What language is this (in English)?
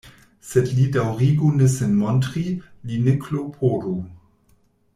Esperanto